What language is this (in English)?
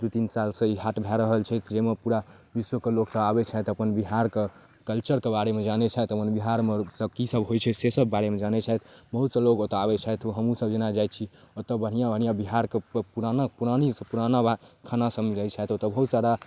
Maithili